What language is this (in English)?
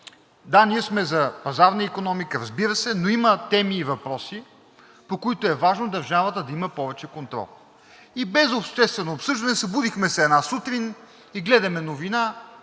Bulgarian